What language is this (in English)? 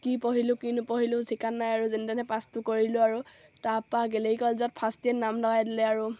Assamese